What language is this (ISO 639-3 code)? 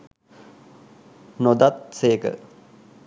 sin